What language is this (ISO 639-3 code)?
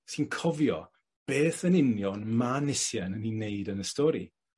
cym